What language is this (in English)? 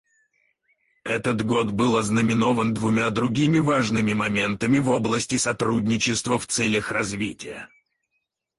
Russian